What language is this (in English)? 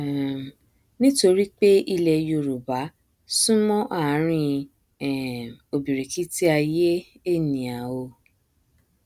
Yoruba